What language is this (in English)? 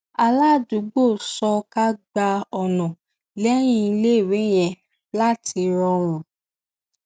Yoruba